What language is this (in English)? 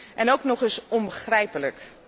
Dutch